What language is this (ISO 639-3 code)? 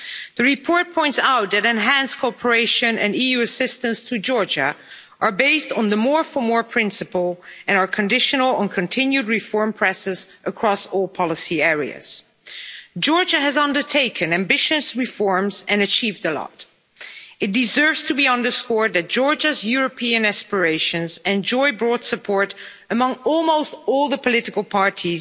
eng